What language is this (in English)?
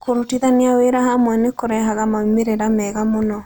Kikuyu